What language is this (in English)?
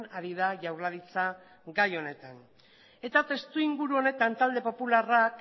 Basque